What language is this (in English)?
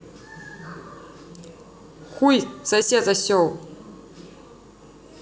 Russian